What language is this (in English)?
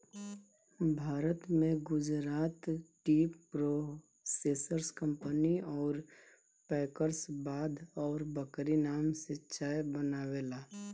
Bhojpuri